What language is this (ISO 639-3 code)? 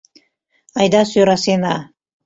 chm